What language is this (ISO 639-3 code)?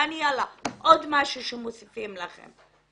heb